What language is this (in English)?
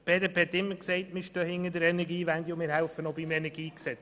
Swiss German